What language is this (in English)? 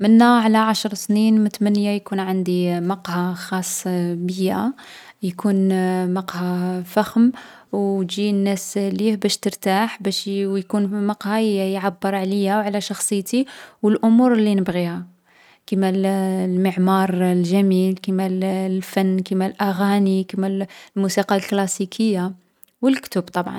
Algerian Arabic